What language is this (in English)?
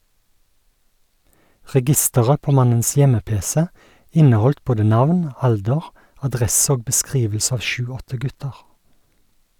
Norwegian